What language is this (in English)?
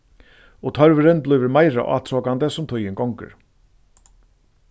Faroese